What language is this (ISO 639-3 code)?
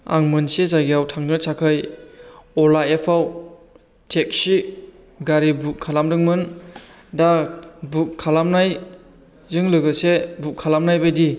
brx